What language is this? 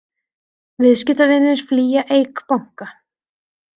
Icelandic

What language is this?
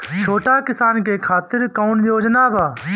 Bhojpuri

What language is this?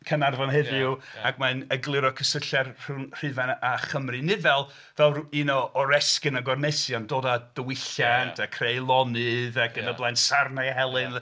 Welsh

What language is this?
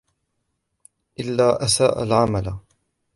Arabic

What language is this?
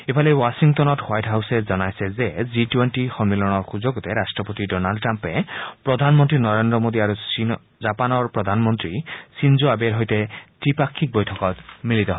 Assamese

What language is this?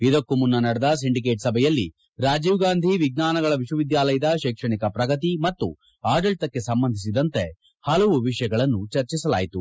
Kannada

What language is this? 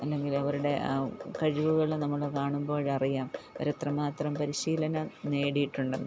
Malayalam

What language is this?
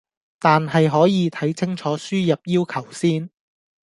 Cantonese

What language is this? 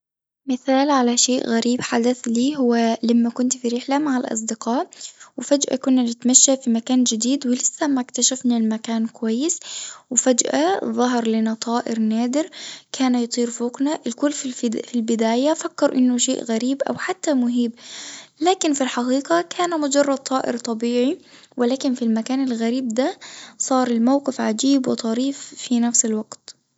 Tunisian Arabic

